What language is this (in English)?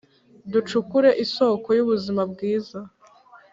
Kinyarwanda